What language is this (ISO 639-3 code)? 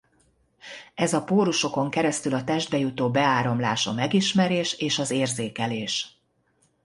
hun